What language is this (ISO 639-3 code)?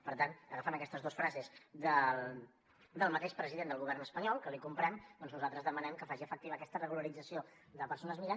cat